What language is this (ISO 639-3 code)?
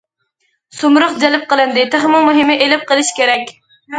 uig